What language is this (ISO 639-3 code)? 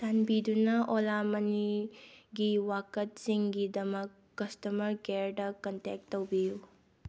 mni